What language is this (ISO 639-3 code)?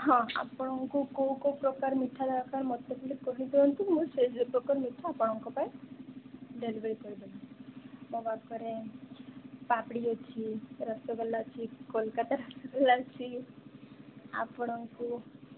ori